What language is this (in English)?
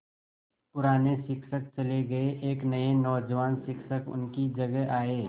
Hindi